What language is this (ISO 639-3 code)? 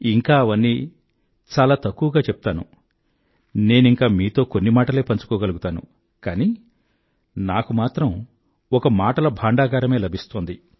tel